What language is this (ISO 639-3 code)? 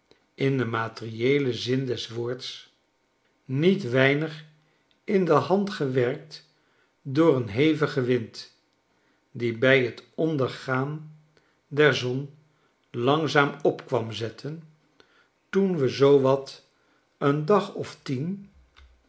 nld